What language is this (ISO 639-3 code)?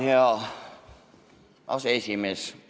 est